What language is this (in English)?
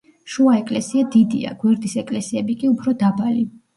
Georgian